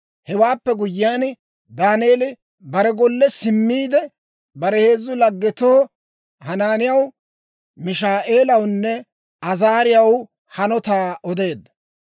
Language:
Dawro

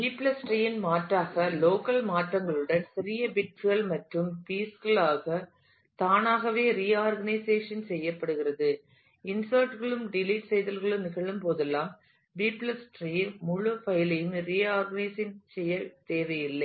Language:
Tamil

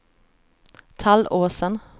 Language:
Swedish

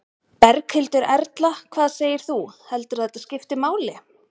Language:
Icelandic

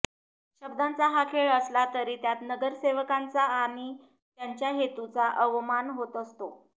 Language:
Marathi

